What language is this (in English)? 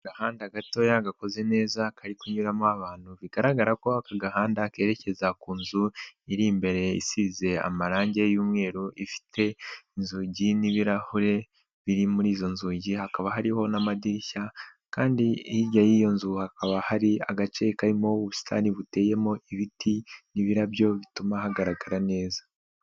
Kinyarwanda